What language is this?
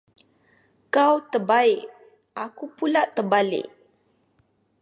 Malay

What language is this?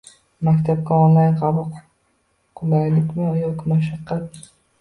Uzbek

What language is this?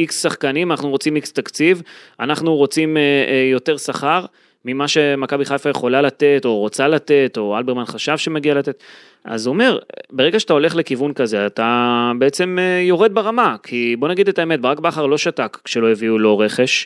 Hebrew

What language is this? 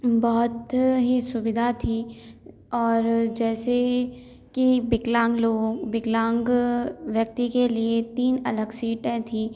Hindi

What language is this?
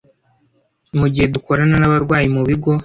Kinyarwanda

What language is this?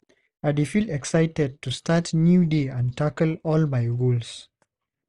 Nigerian Pidgin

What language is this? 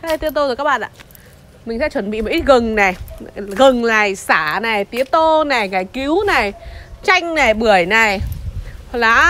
Vietnamese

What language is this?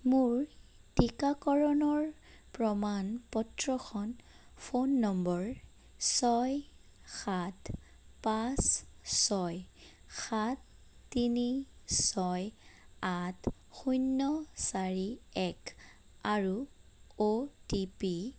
Assamese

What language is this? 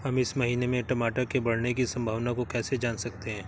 Hindi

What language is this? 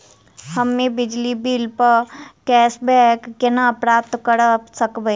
Maithili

